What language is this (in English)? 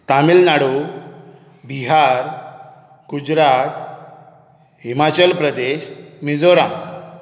Konkani